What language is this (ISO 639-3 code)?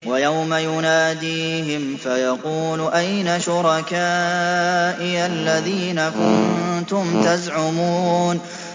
ara